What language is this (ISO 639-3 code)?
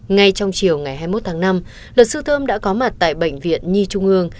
vie